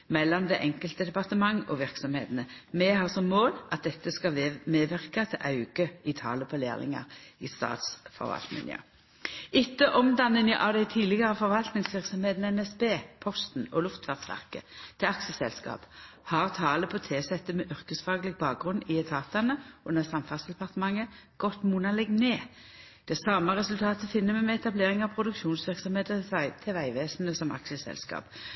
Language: Norwegian Nynorsk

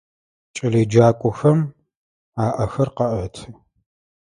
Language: Adyghe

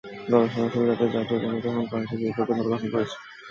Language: Bangla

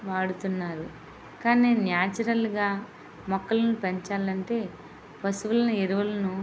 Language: Telugu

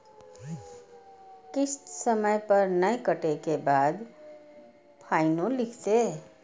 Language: Maithili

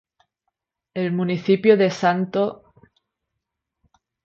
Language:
Spanish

